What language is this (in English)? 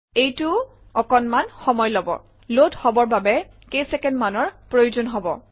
Assamese